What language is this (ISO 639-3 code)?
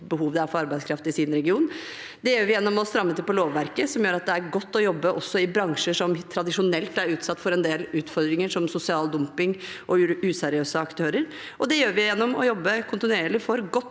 nor